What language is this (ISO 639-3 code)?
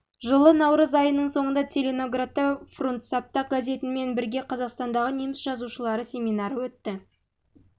kaz